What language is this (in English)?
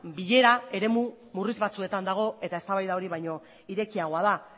Basque